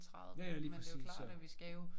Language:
Danish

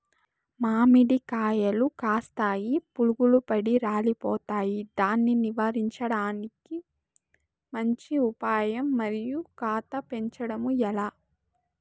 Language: Telugu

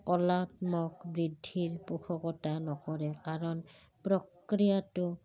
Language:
Assamese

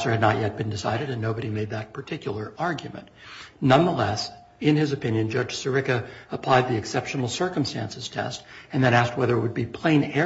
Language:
English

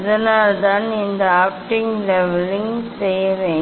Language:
Tamil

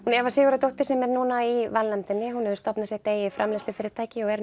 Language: Icelandic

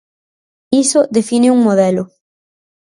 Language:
Galician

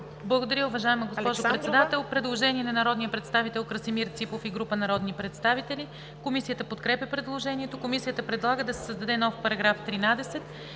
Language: Bulgarian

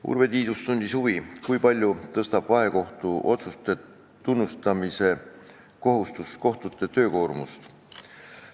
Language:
Estonian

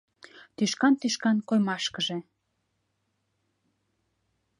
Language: Mari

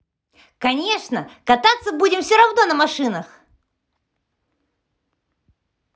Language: Russian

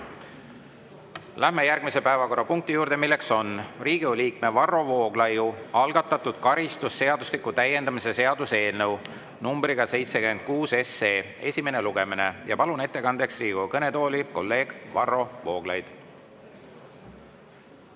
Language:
Estonian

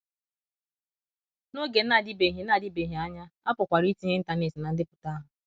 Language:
Igbo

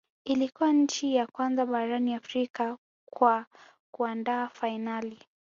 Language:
Swahili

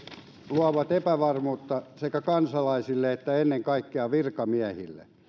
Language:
Finnish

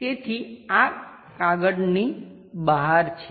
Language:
Gujarati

